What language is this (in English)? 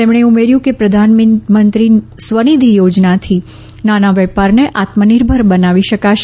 Gujarati